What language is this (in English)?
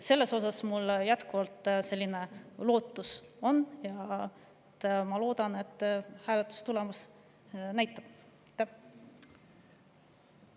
Estonian